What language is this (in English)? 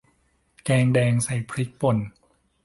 Thai